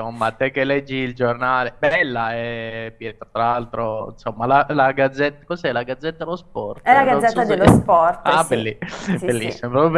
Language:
Italian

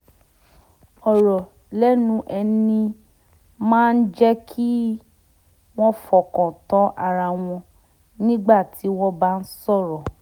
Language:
Yoruba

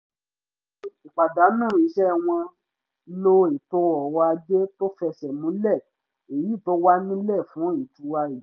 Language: Yoruba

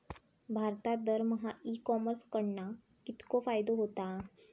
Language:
Marathi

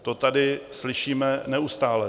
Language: Czech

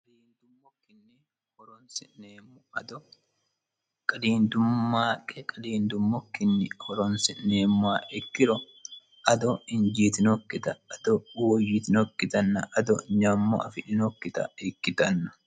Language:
Sidamo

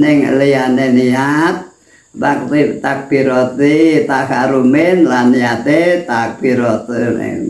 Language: Indonesian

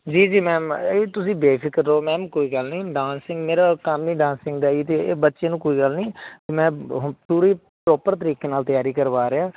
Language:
Punjabi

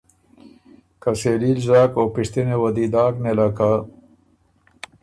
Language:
Ormuri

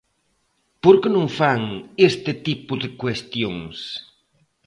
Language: Galician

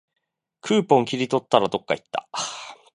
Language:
Japanese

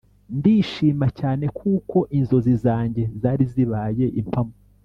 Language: Kinyarwanda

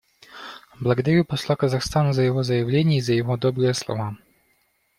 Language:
Russian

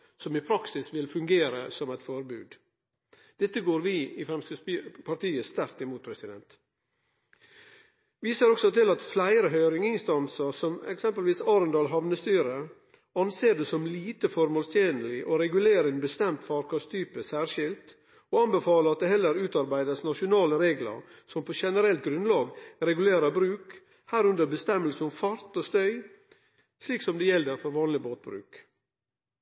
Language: Norwegian Nynorsk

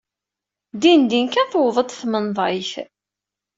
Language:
Kabyle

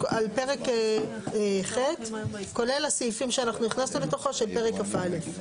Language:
Hebrew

